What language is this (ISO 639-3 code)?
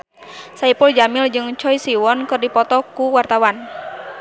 sun